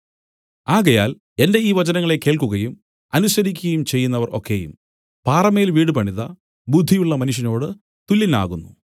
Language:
Malayalam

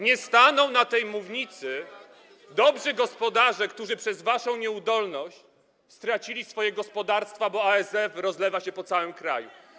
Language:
Polish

